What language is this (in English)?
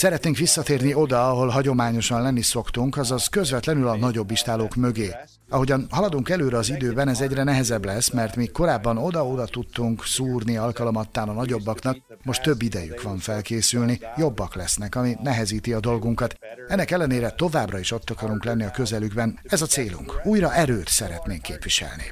Hungarian